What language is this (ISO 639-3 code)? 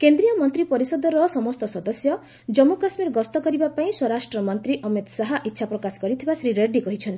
ori